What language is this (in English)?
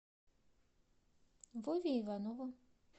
Russian